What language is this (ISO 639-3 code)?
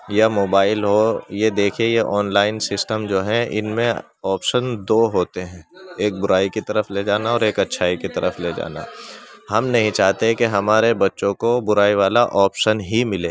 urd